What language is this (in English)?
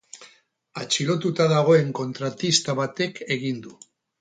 Basque